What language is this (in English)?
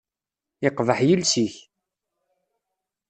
Kabyle